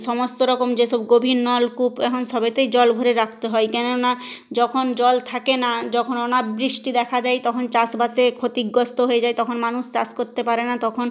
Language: Bangla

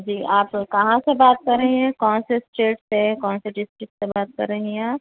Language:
Urdu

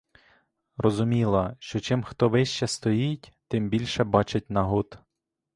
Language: Ukrainian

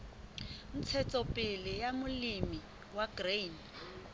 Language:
Southern Sotho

